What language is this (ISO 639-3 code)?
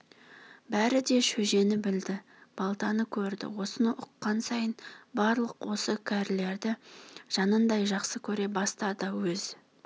kaz